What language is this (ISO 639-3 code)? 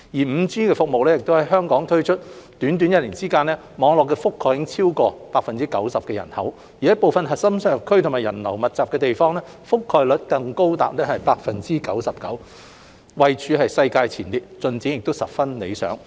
yue